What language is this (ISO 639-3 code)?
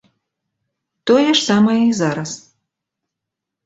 bel